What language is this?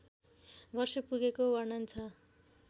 Nepali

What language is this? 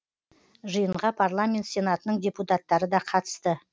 Kazakh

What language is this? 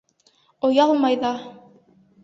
Bashkir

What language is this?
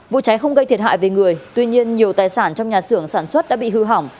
Vietnamese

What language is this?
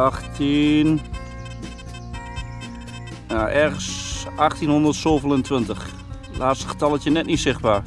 Dutch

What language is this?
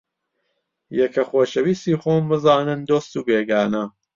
Central Kurdish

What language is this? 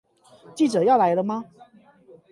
Chinese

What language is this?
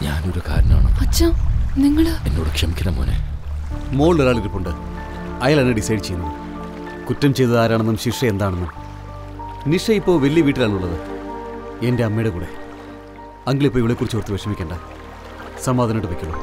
Malayalam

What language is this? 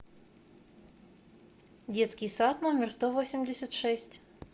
Russian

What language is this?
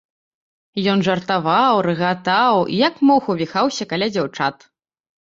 Belarusian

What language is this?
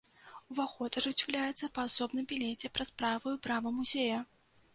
Belarusian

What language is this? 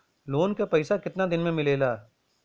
Bhojpuri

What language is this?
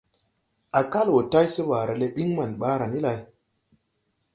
Tupuri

